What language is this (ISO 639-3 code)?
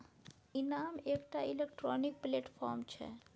mai